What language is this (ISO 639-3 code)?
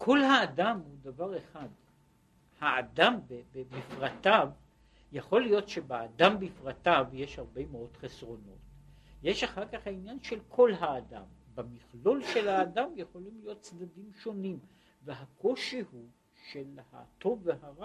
heb